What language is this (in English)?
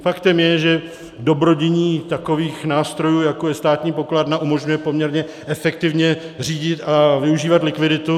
Czech